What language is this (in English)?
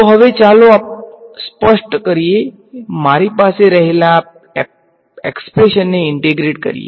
Gujarati